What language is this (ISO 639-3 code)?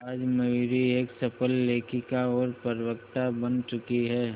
hin